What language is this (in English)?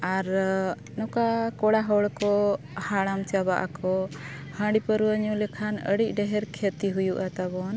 Santali